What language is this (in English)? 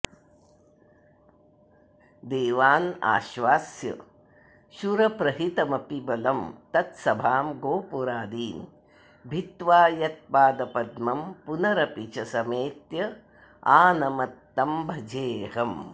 Sanskrit